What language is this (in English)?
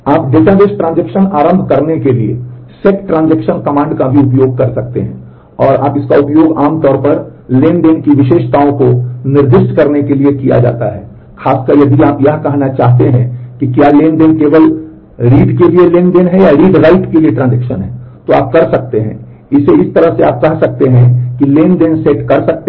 Hindi